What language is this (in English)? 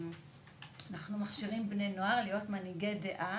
Hebrew